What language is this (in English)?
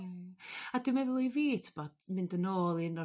Welsh